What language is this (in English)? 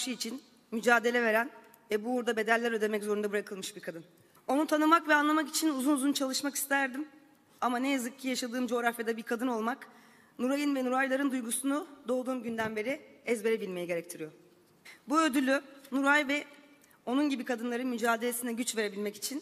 Turkish